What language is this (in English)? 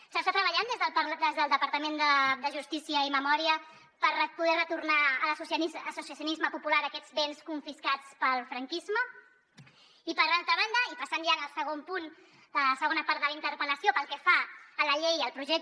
Catalan